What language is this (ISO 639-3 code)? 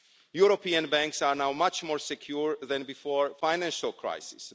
eng